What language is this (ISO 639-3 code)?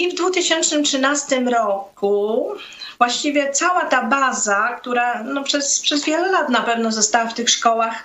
pol